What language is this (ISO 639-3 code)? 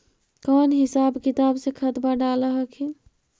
mag